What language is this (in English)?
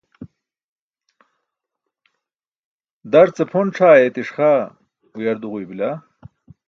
Burushaski